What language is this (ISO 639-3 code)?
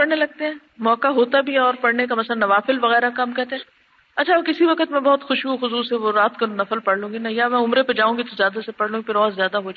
urd